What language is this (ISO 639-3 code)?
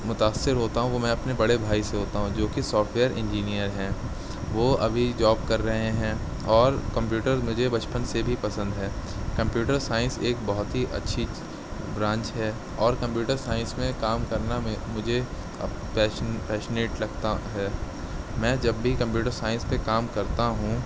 urd